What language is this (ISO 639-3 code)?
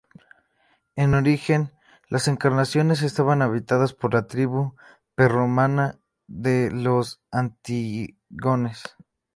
spa